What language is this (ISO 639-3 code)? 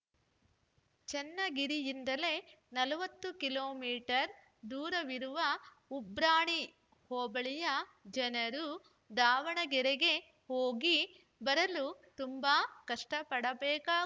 kan